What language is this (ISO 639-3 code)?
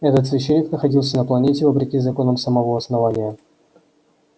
rus